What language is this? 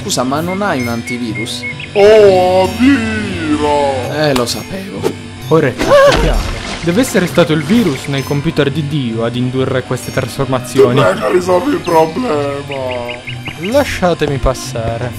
Italian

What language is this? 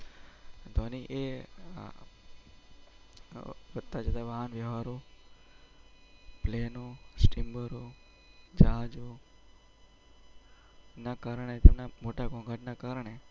Gujarati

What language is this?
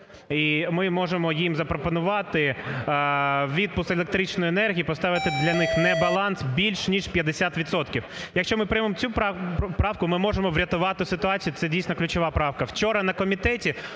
Ukrainian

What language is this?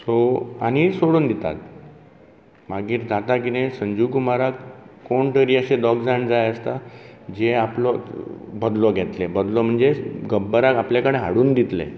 Konkani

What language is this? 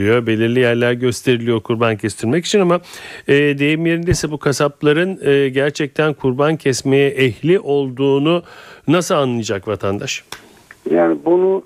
Turkish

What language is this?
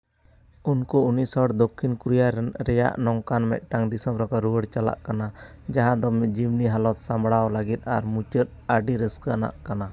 Santali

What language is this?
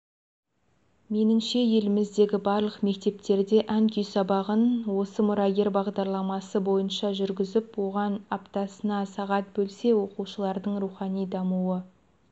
Kazakh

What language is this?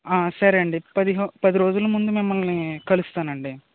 Telugu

